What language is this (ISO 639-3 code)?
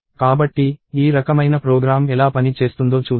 tel